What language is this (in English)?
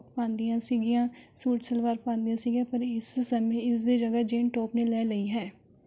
Punjabi